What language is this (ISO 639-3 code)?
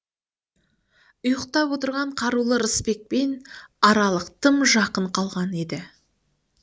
kaz